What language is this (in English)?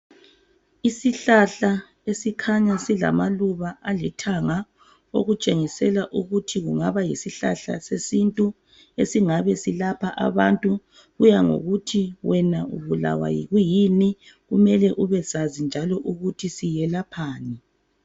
North Ndebele